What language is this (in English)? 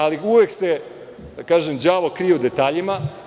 Serbian